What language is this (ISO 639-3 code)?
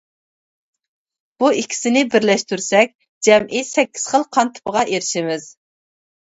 uig